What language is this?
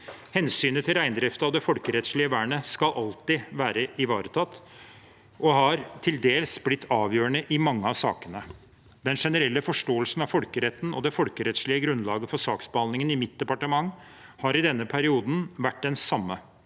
Norwegian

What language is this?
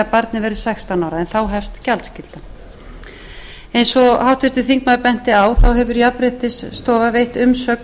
Icelandic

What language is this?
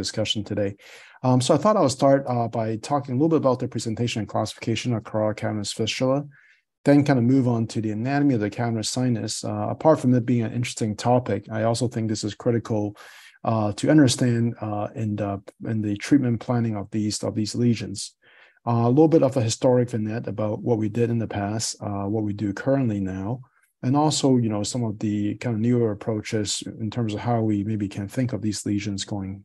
English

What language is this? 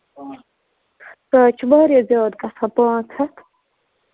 Kashmiri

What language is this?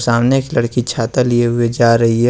Hindi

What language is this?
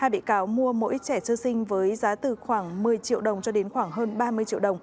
Vietnamese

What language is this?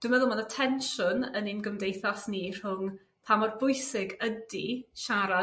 Welsh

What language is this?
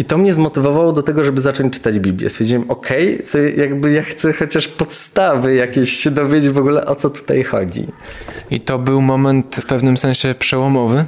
Polish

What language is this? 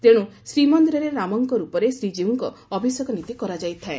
Odia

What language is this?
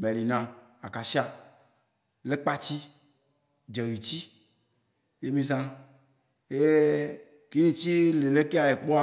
Waci Gbe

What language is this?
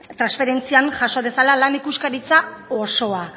Basque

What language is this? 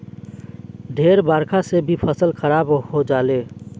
Bhojpuri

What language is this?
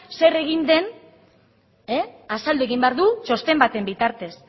Basque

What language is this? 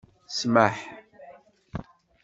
Kabyle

